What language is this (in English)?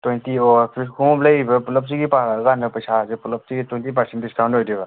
Manipuri